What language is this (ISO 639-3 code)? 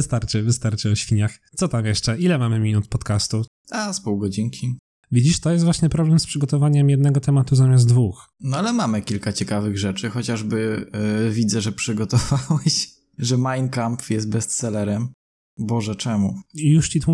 pol